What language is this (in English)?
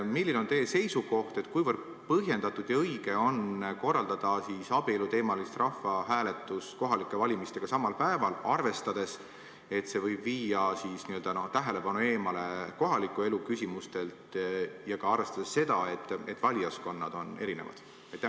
Estonian